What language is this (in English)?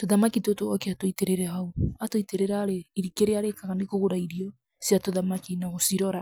Kikuyu